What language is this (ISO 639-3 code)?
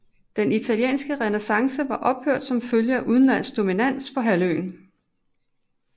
dan